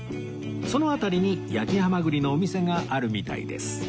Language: Japanese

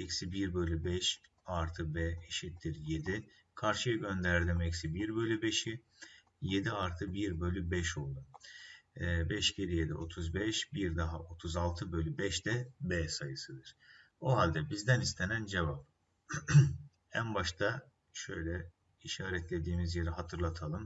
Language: Turkish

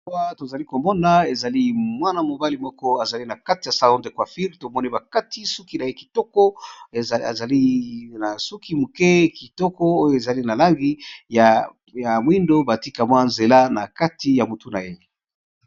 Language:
Lingala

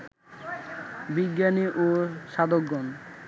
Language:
Bangla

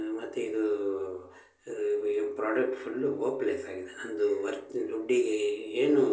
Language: Kannada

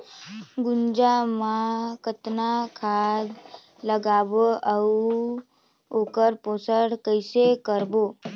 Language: Chhattisgarhi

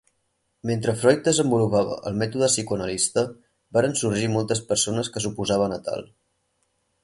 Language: Catalan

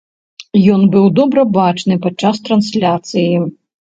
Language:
Belarusian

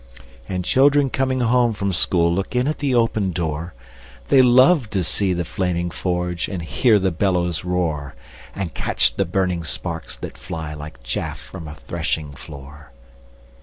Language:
English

